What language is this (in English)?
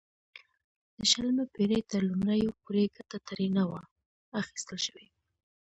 Pashto